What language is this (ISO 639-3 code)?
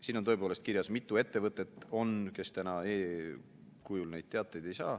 est